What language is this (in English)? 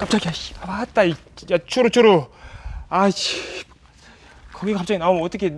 Korean